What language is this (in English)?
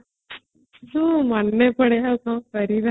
Odia